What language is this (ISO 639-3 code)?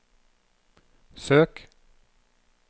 nor